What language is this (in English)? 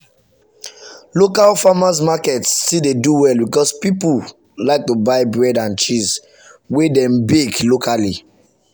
Nigerian Pidgin